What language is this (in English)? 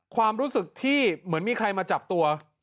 Thai